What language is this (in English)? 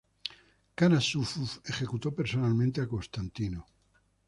Spanish